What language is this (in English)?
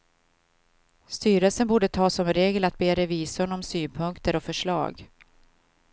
Swedish